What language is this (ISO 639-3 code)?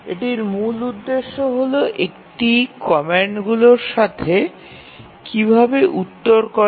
ben